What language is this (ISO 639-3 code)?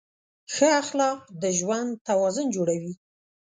pus